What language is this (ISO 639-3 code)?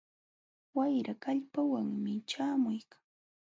qxw